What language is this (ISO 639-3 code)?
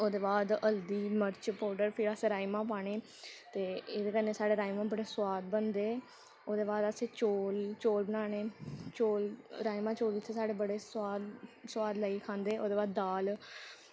doi